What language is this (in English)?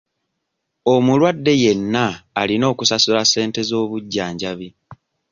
Ganda